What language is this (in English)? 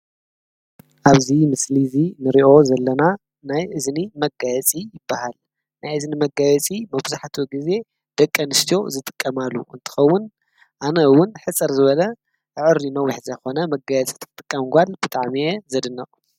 Tigrinya